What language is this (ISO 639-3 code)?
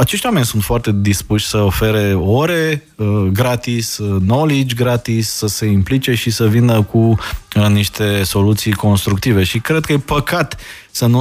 ron